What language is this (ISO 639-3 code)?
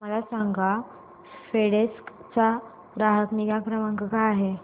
mar